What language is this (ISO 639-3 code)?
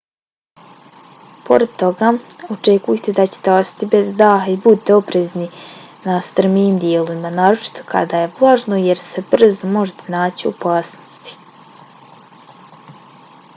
bos